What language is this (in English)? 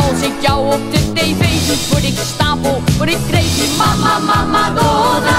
Dutch